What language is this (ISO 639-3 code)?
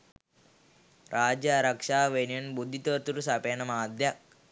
sin